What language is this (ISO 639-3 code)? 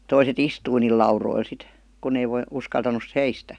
fin